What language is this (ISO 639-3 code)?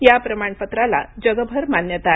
mar